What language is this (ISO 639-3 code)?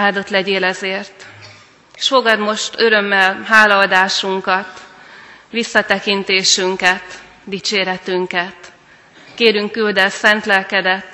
hun